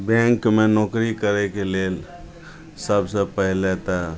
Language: Maithili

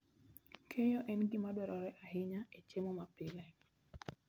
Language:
Luo (Kenya and Tanzania)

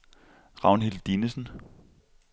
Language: Danish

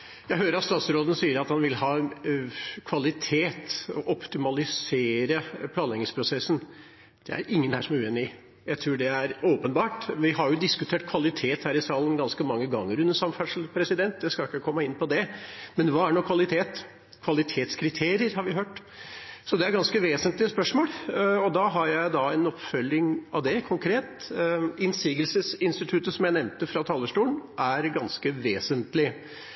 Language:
Norwegian Bokmål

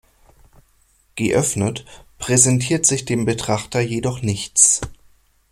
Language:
German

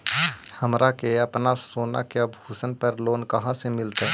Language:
Magahi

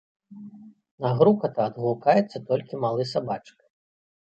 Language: Belarusian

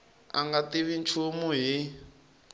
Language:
Tsonga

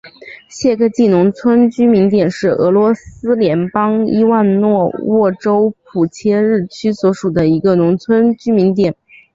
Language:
Chinese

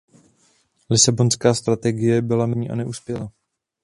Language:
Czech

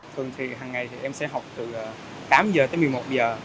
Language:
Vietnamese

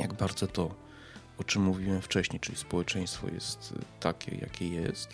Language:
Polish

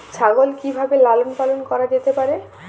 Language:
Bangla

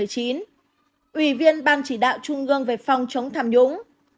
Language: Vietnamese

